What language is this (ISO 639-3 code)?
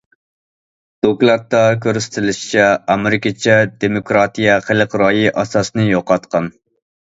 uig